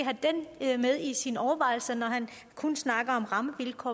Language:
Danish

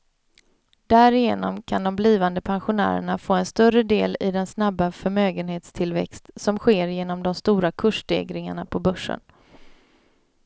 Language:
Swedish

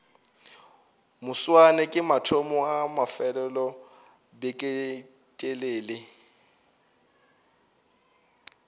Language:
Northern Sotho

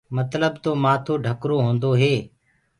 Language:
Gurgula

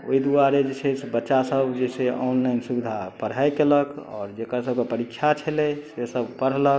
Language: Maithili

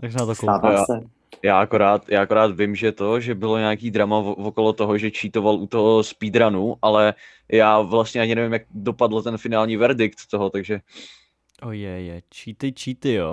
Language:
Czech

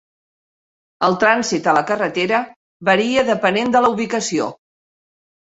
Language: Catalan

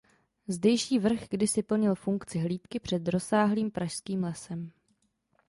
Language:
Czech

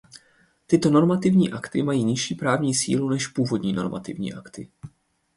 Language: Czech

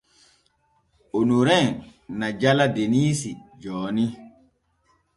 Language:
Borgu Fulfulde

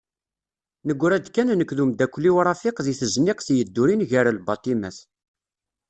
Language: Kabyle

